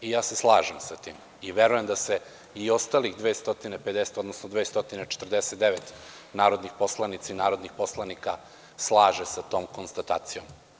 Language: Serbian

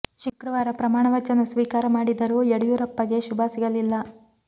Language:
Kannada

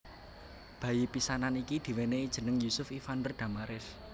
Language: Javanese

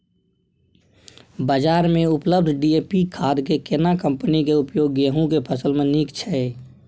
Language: Maithili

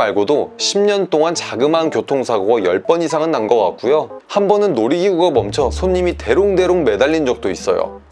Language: Korean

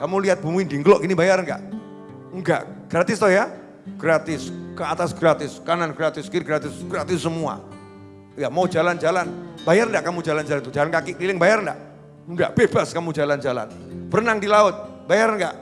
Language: Indonesian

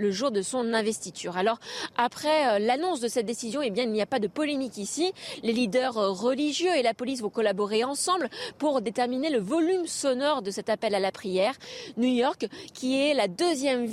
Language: French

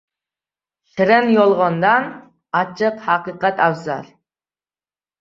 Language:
Uzbek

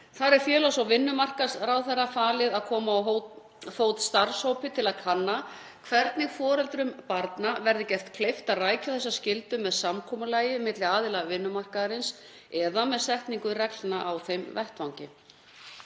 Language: Icelandic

